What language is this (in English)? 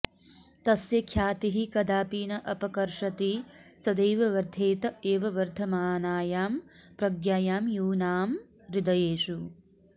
Sanskrit